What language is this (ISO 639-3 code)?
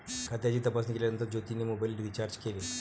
mar